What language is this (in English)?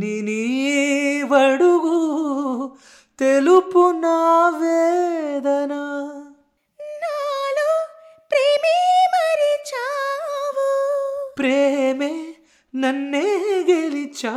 Telugu